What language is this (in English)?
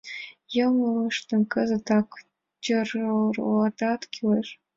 Mari